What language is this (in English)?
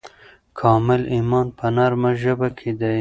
Pashto